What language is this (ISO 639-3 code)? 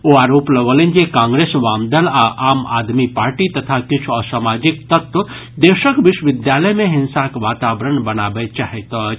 mai